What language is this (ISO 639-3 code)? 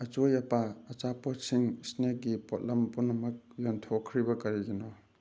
mni